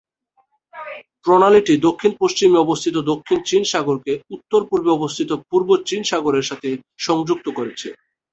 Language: Bangla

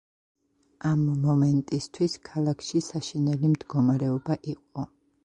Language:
Georgian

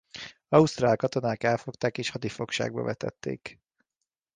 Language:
Hungarian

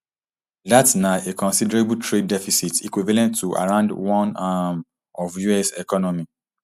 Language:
Nigerian Pidgin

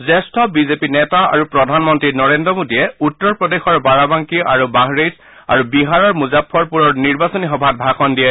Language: Assamese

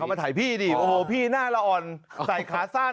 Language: Thai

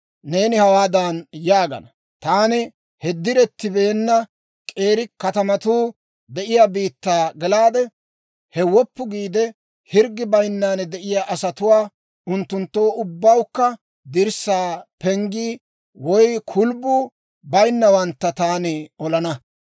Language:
Dawro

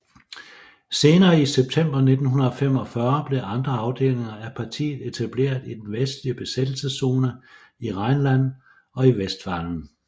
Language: Danish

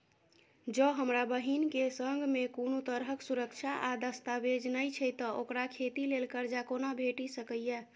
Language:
Maithili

